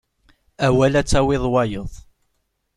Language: Kabyle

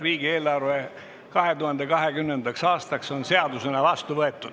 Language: Estonian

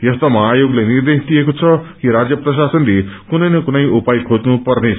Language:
Nepali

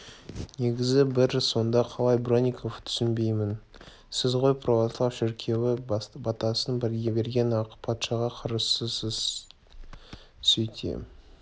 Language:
Kazakh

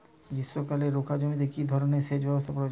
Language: Bangla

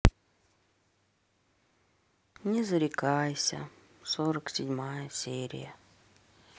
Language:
Russian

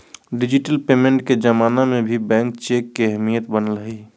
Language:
Magahi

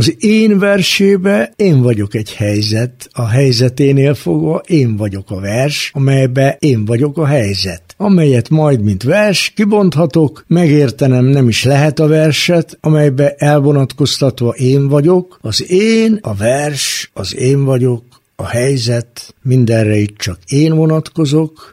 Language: Hungarian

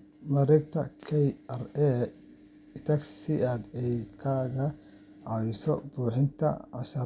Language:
Somali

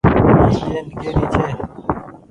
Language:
Goaria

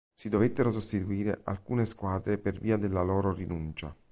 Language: Italian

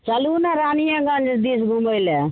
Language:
Maithili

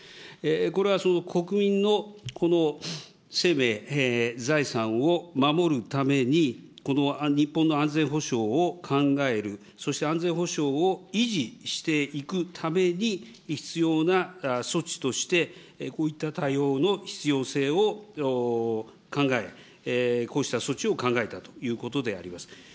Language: Japanese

